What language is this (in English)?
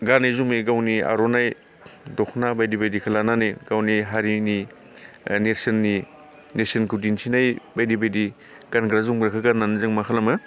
Bodo